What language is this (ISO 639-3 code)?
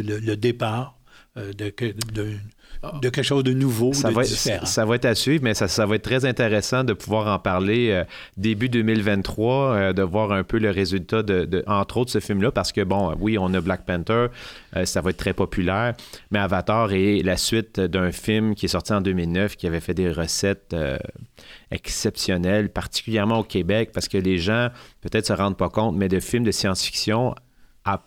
fra